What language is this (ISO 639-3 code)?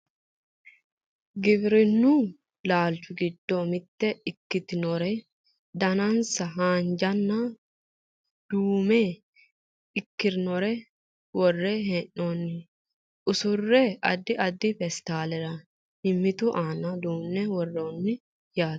sid